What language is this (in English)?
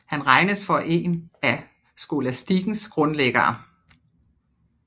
Danish